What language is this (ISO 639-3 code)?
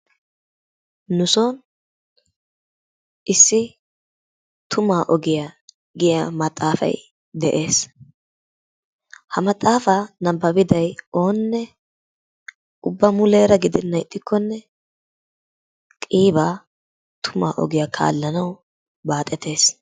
wal